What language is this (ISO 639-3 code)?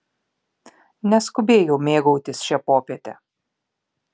lit